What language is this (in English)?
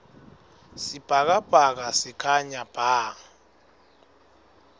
Swati